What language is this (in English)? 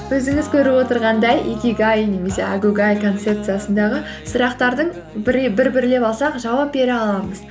Kazakh